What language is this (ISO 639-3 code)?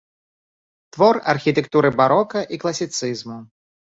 bel